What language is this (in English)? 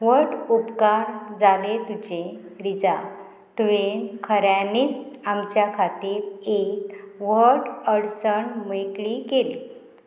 Konkani